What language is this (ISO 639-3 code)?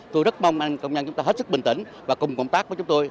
vie